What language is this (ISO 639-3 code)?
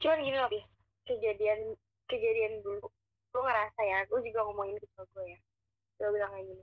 ind